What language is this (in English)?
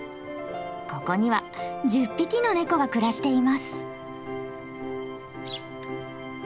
Japanese